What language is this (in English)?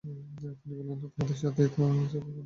Bangla